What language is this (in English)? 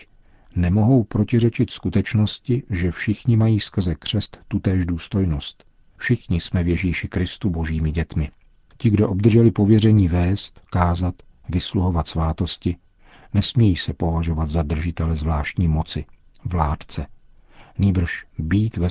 Czech